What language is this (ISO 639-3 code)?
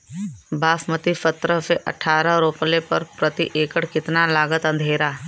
bho